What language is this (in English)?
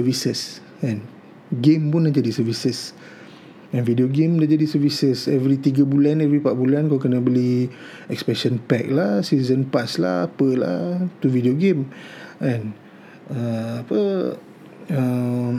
Malay